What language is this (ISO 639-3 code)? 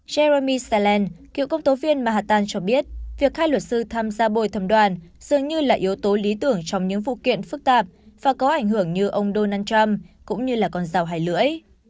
vie